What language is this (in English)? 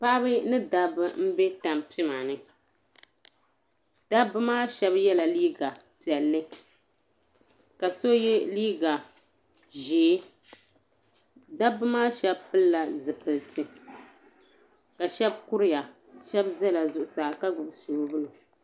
Dagbani